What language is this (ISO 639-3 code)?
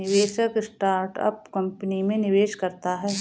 hin